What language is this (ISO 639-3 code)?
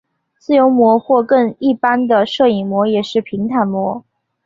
zho